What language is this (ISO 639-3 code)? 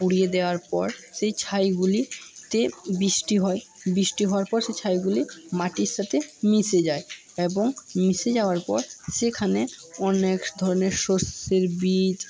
ben